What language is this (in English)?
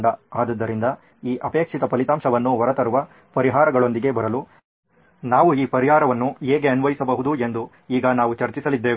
Kannada